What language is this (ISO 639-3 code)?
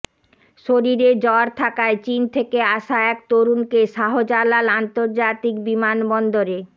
ben